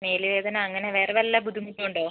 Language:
Malayalam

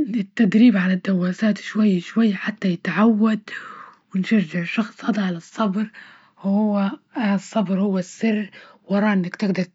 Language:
Libyan Arabic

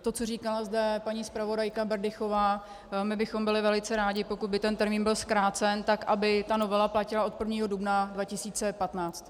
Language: Czech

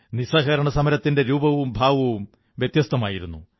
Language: Malayalam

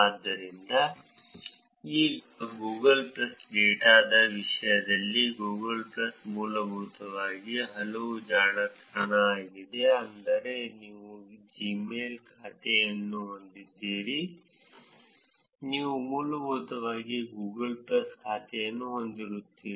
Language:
Kannada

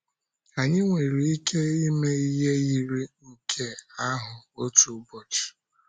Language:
Igbo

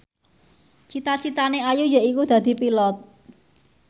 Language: Javanese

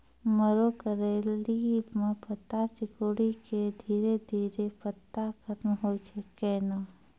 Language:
Maithili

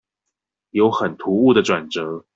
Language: Chinese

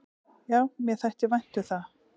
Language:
Icelandic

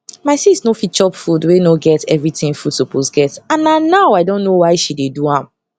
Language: Nigerian Pidgin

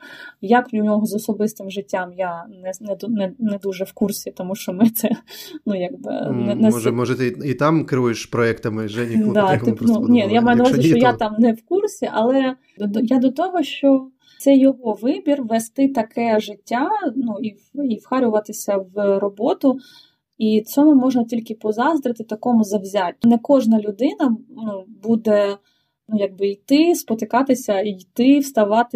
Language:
Ukrainian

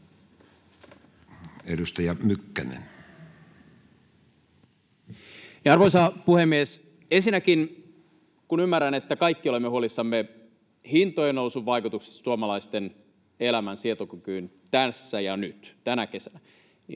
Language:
Finnish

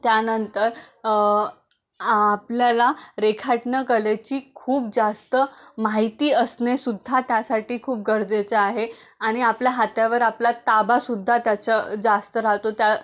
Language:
Marathi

